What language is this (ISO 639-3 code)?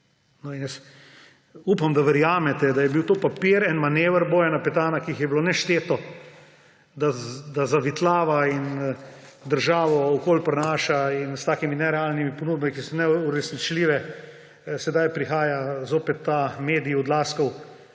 slv